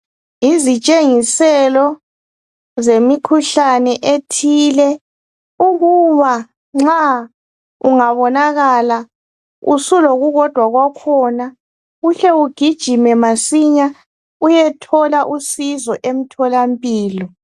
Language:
North Ndebele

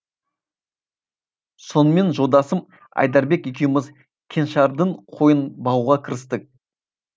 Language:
Kazakh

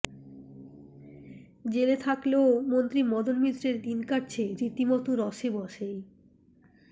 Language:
Bangla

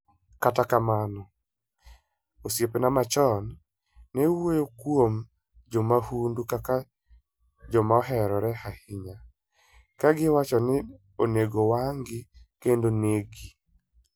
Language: Luo (Kenya and Tanzania)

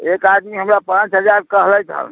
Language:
Maithili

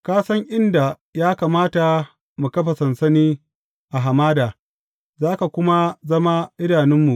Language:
Hausa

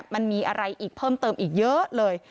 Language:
Thai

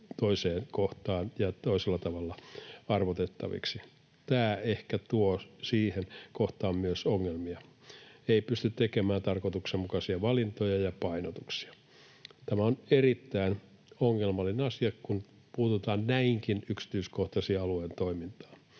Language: Finnish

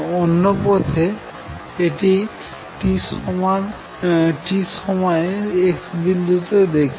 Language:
Bangla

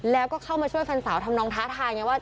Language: Thai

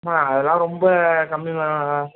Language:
Tamil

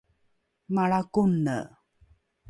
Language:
Rukai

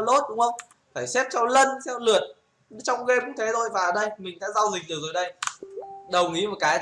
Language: Vietnamese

